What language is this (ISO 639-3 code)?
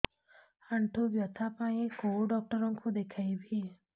ori